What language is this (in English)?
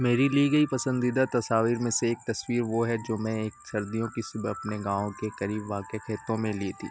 Urdu